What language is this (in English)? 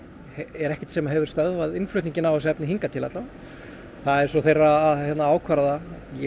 Icelandic